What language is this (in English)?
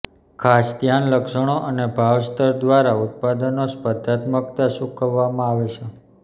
Gujarati